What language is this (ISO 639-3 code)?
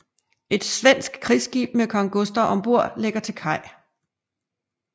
dan